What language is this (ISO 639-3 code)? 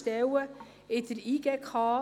gsw